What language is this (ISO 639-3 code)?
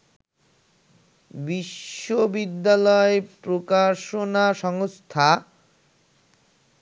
ben